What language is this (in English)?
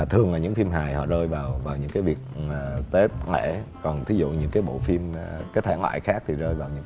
Vietnamese